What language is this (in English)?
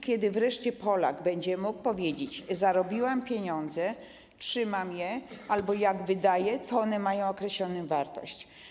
Polish